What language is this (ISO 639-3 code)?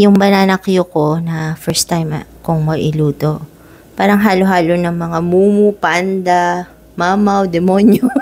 fil